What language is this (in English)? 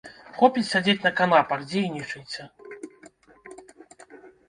Belarusian